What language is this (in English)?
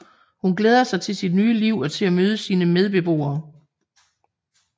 Danish